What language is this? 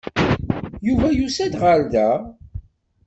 Kabyle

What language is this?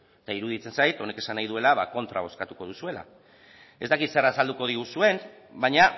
Basque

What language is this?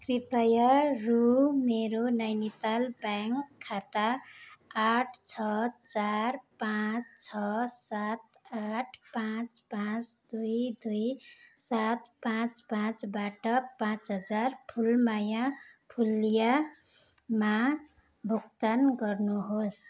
Nepali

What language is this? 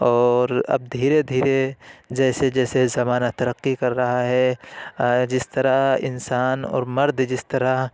Urdu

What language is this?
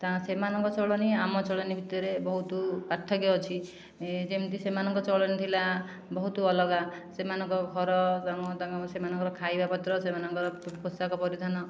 Odia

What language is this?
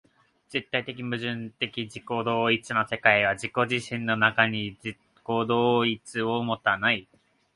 Japanese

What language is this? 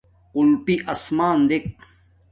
Domaaki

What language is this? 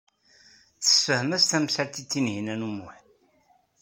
Kabyle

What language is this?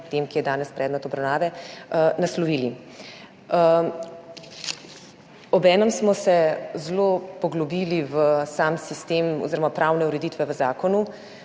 Slovenian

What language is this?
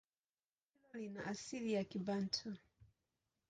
Swahili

